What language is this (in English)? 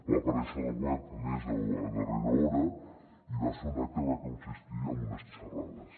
Catalan